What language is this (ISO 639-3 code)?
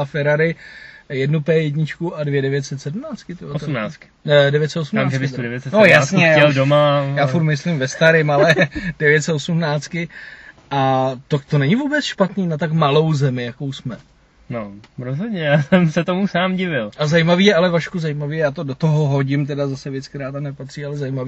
ces